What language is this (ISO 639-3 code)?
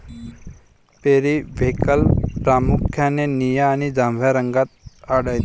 mar